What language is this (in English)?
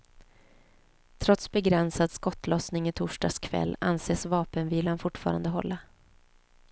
Swedish